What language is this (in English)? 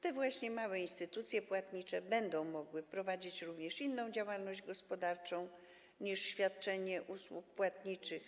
Polish